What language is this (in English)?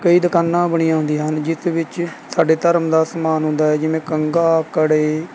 Punjabi